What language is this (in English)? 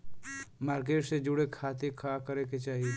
Bhojpuri